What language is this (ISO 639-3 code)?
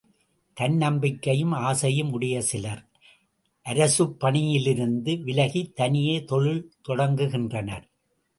tam